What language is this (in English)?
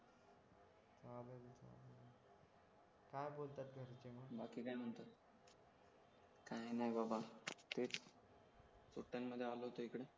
Marathi